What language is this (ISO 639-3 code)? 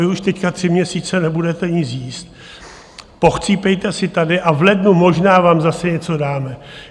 ces